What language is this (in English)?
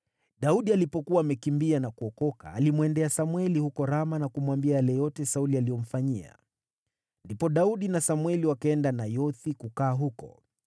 Swahili